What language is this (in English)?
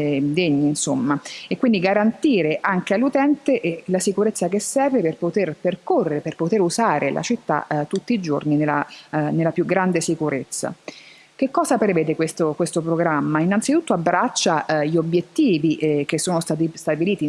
Italian